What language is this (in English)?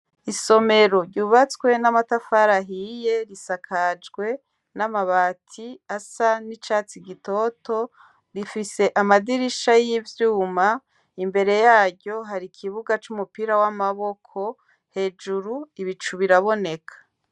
Rundi